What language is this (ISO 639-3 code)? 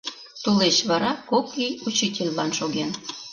chm